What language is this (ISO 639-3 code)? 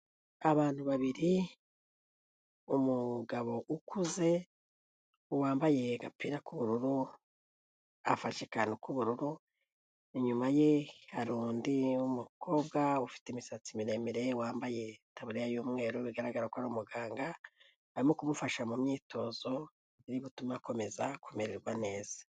kin